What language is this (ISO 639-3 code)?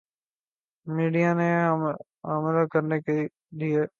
urd